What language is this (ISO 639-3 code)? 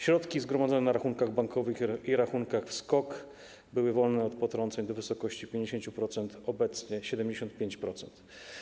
pol